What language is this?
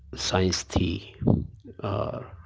Urdu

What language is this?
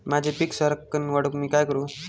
Marathi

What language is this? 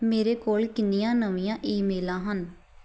Punjabi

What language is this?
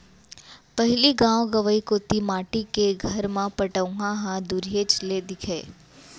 Chhattisgarhi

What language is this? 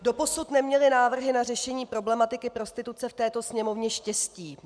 Czech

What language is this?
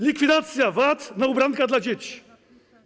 Polish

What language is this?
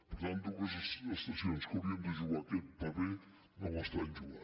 Catalan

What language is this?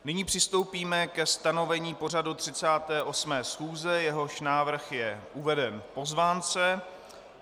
Czech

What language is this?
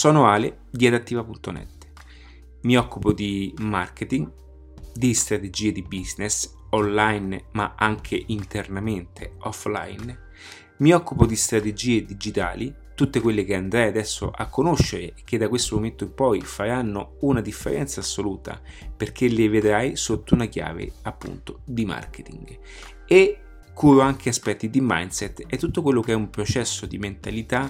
Italian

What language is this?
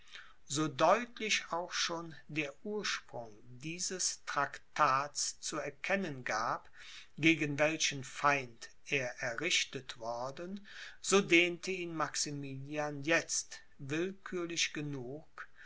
German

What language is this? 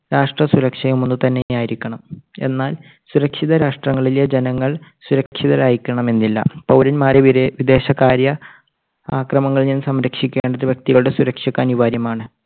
Malayalam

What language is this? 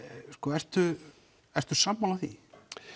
Icelandic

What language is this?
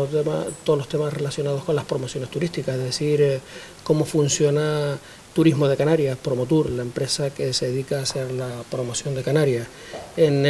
Spanish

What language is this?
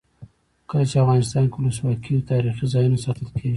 Pashto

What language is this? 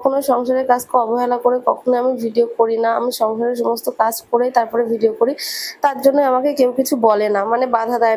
Bangla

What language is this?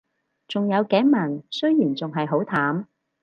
Cantonese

